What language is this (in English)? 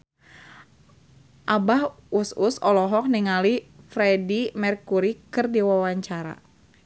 Sundanese